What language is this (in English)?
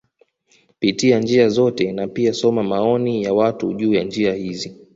Swahili